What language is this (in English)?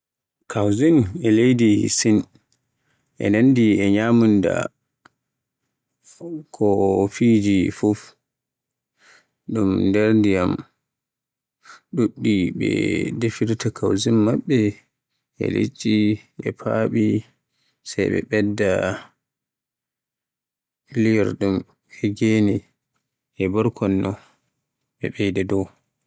Borgu Fulfulde